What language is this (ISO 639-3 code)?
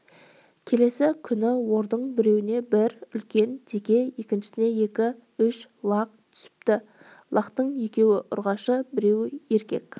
kaz